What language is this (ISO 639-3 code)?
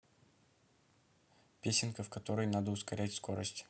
rus